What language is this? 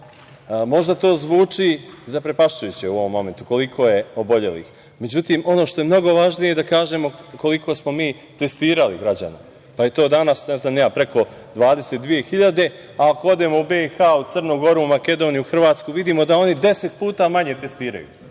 Serbian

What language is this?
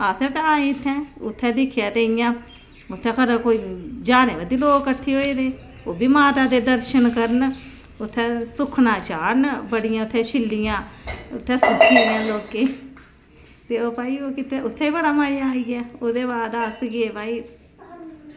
Dogri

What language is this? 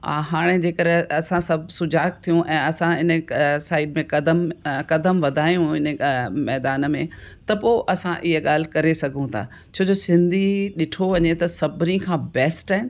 Sindhi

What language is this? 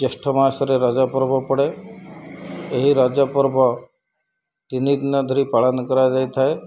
Odia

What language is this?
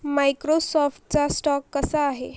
Marathi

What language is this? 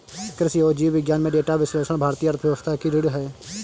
Hindi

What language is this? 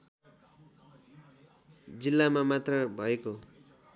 Nepali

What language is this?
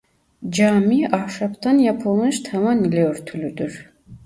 Turkish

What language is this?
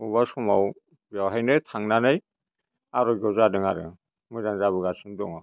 Bodo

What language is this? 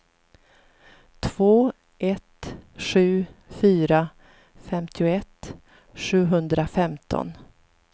Swedish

